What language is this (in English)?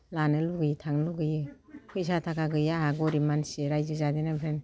Bodo